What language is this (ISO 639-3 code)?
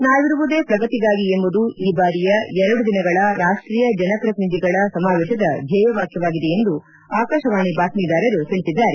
kan